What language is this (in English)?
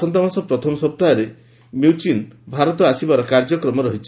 Odia